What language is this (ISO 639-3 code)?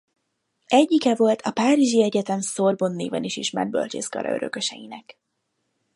hun